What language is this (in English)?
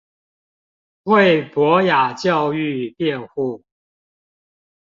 Chinese